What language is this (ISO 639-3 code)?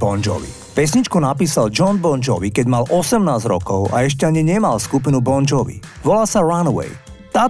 slk